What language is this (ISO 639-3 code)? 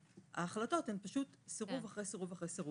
heb